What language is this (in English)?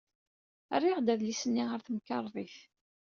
Kabyle